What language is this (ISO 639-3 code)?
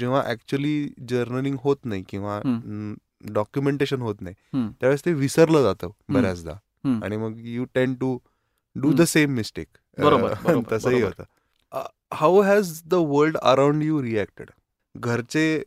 mar